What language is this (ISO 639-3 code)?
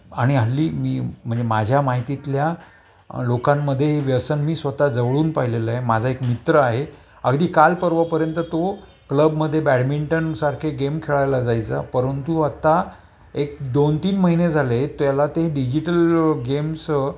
mar